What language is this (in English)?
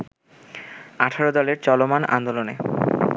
Bangla